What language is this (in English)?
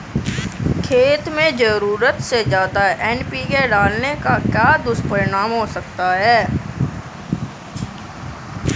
Hindi